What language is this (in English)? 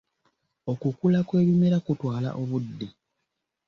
Ganda